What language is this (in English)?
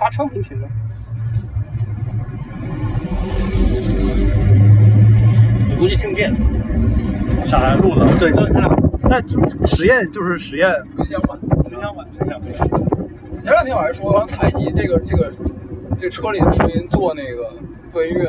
Chinese